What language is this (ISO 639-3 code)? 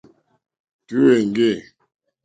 bri